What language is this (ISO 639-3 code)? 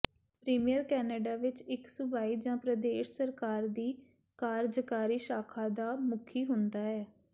pan